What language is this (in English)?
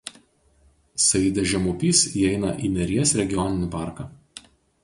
Lithuanian